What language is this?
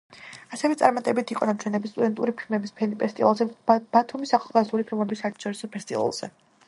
Georgian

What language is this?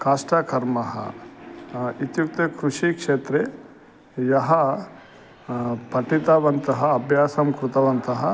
Sanskrit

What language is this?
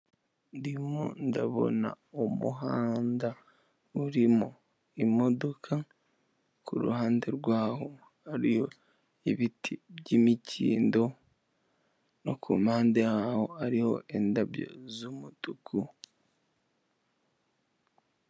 Kinyarwanda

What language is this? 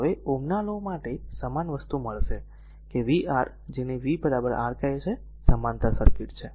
Gujarati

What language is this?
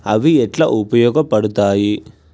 Telugu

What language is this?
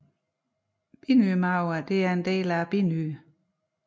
Danish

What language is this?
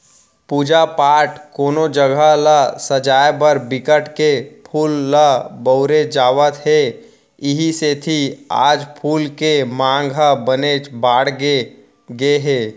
Chhattisgarhi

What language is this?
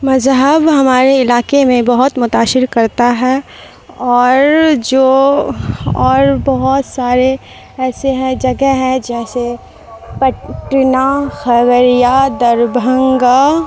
Urdu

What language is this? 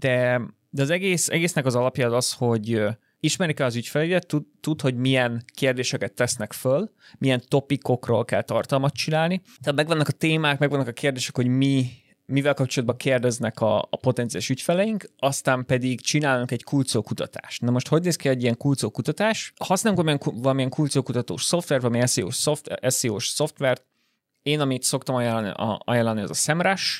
Hungarian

